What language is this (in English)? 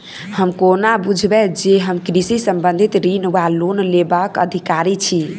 Maithili